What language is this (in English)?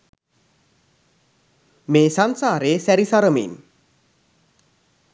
Sinhala